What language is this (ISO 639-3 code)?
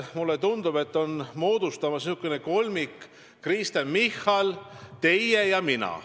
est